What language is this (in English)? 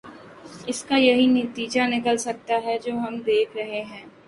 Urdu